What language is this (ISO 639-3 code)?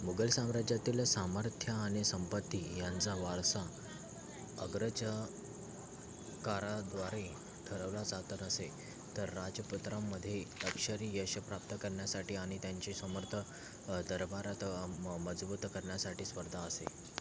mar